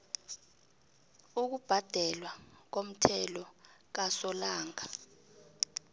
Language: South Ndebele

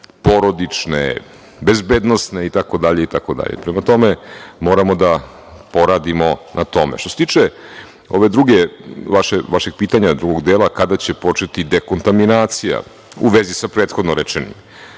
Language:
Serbian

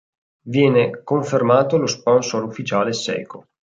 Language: Italian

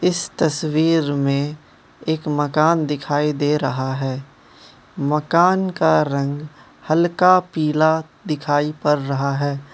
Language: Hindi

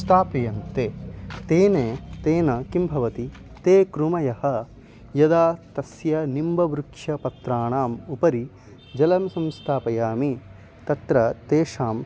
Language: Sanskrit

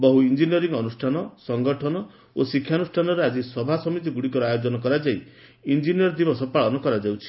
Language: Odia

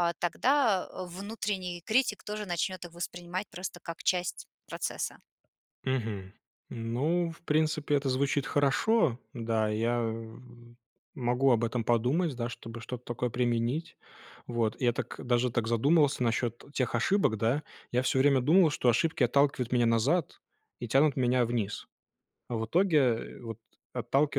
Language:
Russian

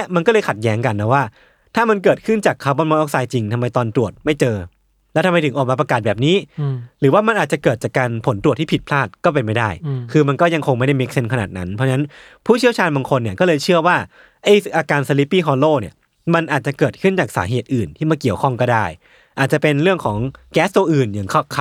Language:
Thai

